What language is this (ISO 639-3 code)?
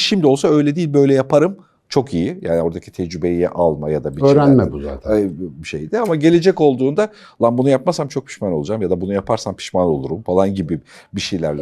tur